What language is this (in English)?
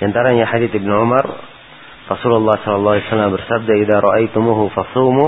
Malay